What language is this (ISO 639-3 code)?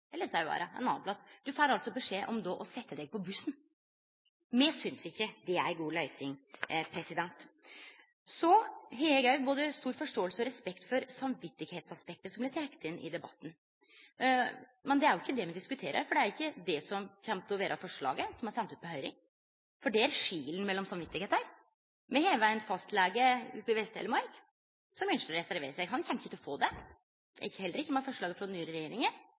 nno